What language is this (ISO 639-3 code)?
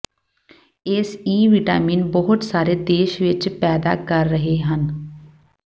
pan